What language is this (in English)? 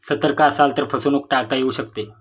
Marathi